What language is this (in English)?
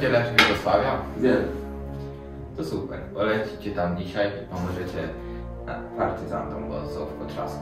Polish